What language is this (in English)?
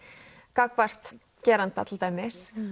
Icelandic